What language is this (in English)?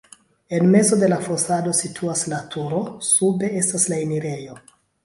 Esperanto